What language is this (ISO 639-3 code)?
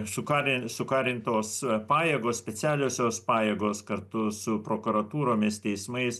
lit